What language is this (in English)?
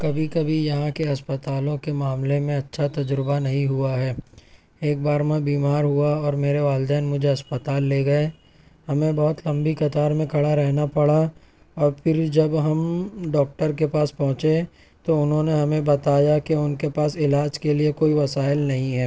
Urdu